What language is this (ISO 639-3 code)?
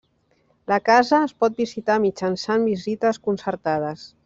cat